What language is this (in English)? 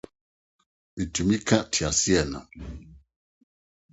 Akan